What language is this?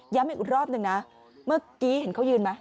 Thai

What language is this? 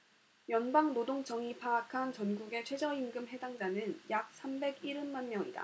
Korean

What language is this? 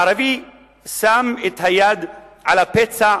Hebrew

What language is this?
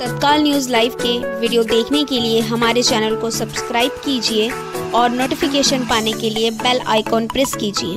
Hindi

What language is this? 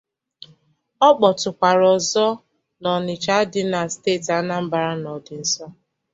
Igbo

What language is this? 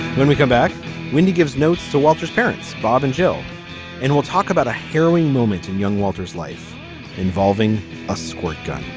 English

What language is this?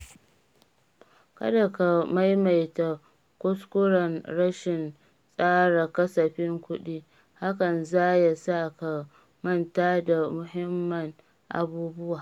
Hausa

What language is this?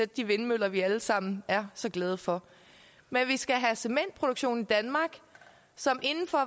Danish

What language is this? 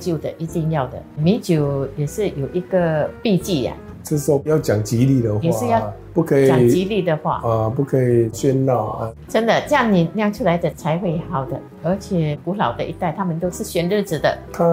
Chinese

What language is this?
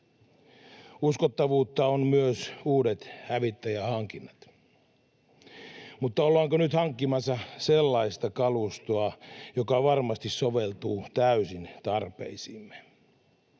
Finnish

